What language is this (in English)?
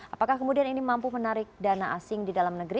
Indonesian